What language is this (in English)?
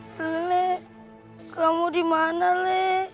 Indonesian